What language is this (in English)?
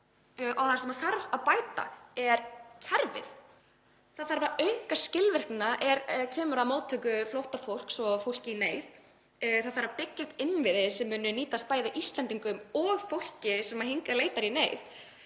Icelandic